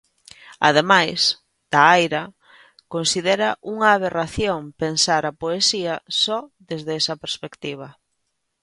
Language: Galician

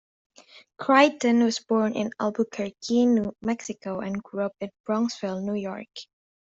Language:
English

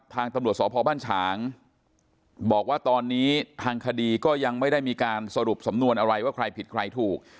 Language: Thai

